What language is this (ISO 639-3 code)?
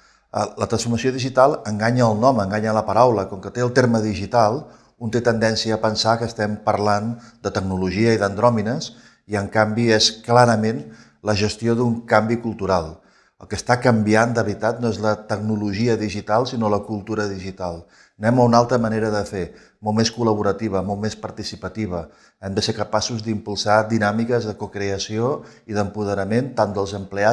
cat